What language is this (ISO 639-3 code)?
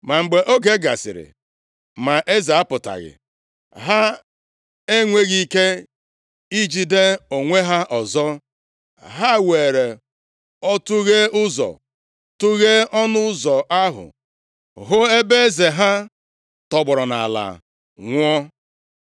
ibo